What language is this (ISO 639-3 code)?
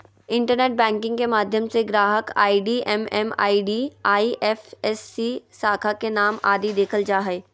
mag